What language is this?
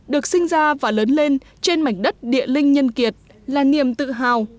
Vietnamese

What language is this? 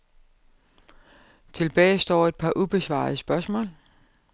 Danish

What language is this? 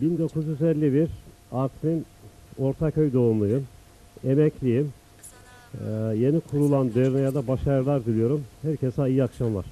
Turkish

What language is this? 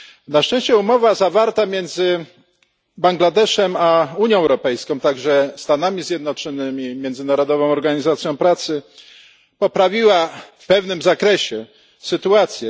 Polish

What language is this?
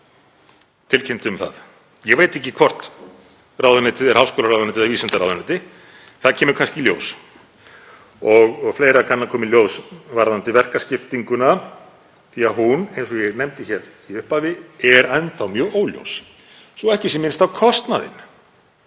Icelandic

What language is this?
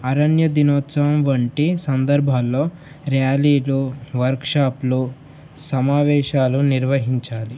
Telugu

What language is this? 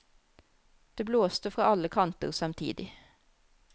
Norwegian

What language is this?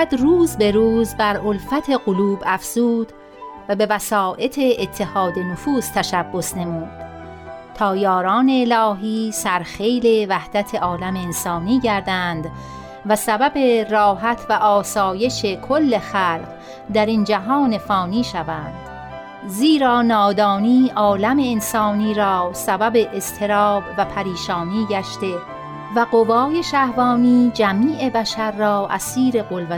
Persian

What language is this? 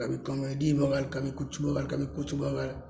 Maithili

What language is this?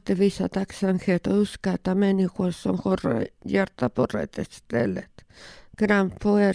Swedish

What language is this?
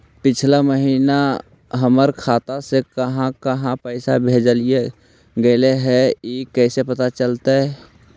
Magahi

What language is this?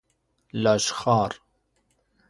Persian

